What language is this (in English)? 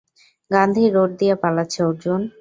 Bangla